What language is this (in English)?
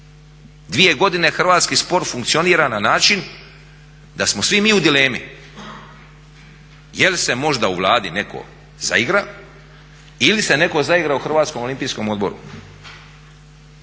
Croatian